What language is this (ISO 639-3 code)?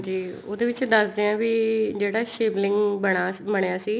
pan